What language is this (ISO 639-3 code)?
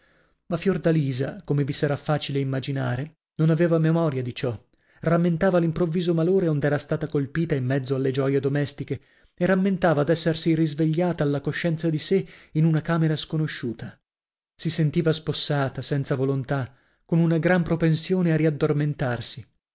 ita